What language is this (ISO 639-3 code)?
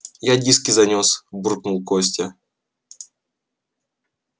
rus